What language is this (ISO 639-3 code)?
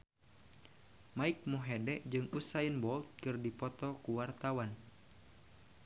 sun